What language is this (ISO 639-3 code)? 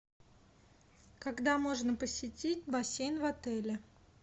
rus